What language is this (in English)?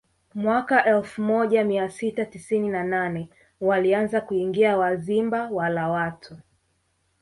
Swahili